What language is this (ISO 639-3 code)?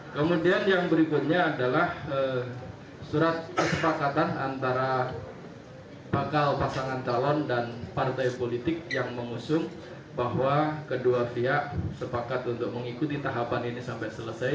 ind